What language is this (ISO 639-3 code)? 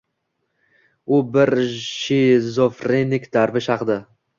uzb